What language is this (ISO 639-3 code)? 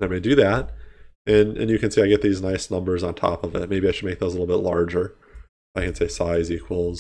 eng